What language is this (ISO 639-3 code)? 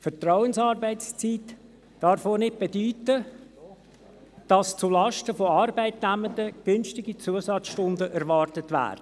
gsw